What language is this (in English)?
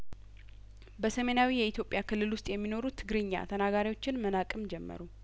Amharic